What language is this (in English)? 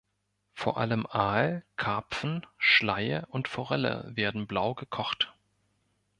German